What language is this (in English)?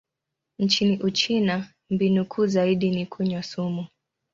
Swahili